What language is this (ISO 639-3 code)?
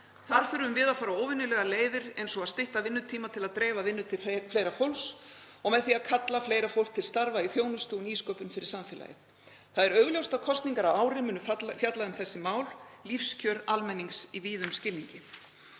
isl